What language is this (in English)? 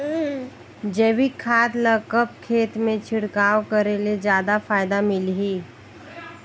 Chhattisgarhi